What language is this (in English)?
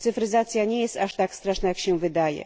Polish